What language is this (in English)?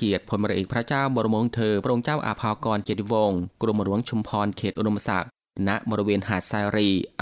Thai